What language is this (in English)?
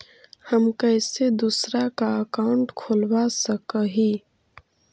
Magahi